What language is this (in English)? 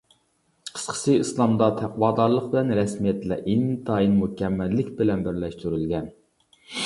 Uyghur